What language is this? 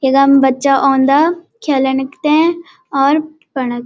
Garhwali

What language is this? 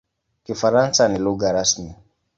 Swahili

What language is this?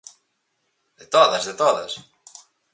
Galician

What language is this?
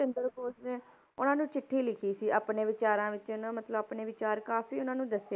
Punjabi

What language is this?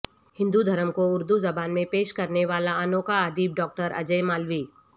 Urdu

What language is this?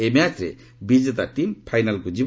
Odia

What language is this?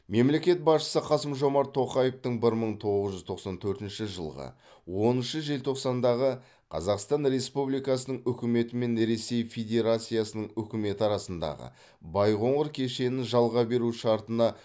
Kazakh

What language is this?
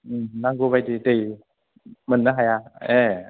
Bodo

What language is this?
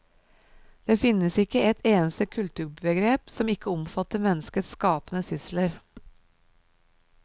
Norwegian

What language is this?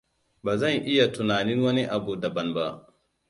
Hausa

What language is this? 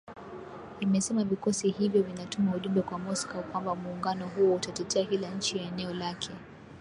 Swahili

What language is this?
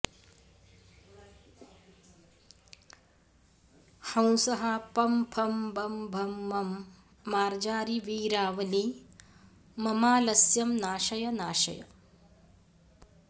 Sanskrit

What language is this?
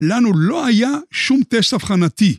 Hebrew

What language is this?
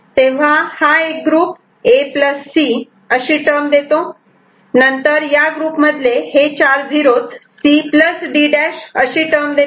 Marathi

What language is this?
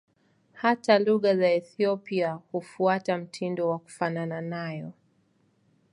Swahili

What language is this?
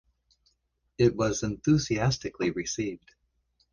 English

